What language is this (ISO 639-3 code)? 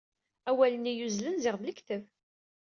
kab